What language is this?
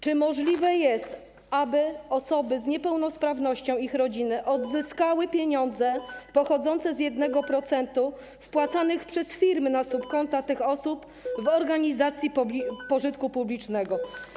Polish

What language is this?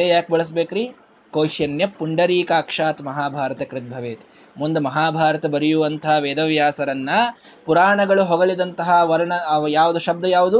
Kannada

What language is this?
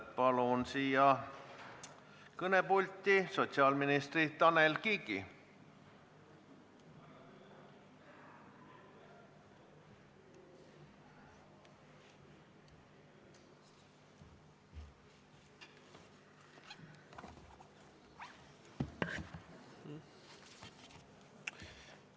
Estonian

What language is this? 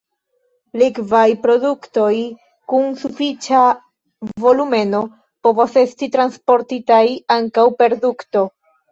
Esperanto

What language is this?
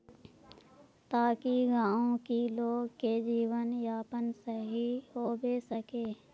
Magahi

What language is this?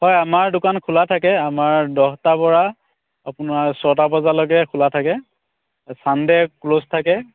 Assamese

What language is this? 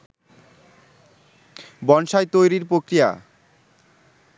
Bangla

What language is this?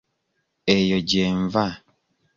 Ganda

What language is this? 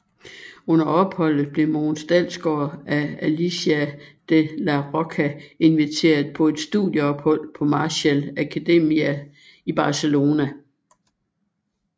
Danish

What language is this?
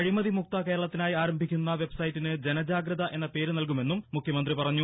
Malayalam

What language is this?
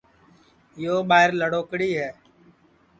Sansi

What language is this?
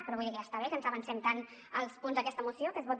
Catalan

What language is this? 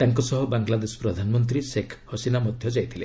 Odia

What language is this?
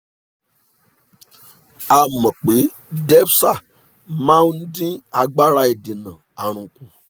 Yoruba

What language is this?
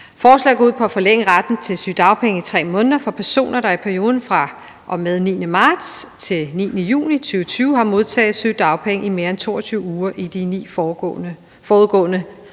Danish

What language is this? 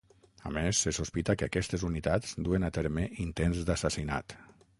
Catalan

